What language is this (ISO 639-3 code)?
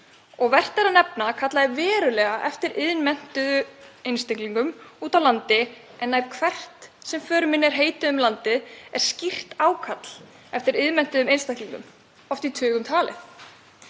isl